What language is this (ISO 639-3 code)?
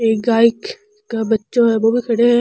raj